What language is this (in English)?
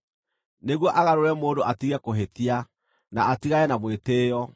Kikuyu